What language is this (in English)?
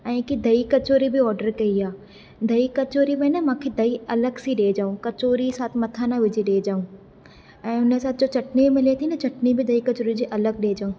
Sindhi